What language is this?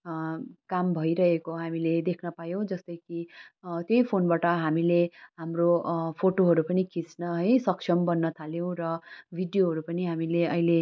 Nepali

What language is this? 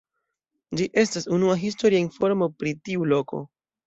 Esperanto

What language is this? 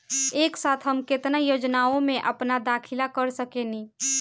Bhojpuri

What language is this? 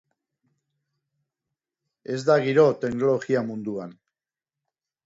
Basque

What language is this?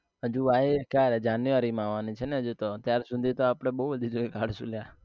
Gujarati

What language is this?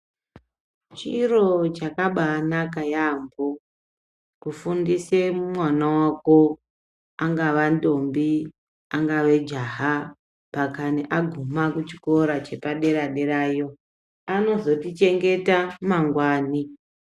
Ndau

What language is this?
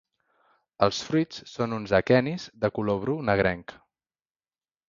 Catalan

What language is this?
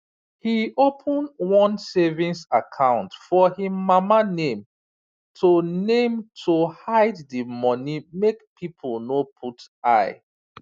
Nigerian Pidgin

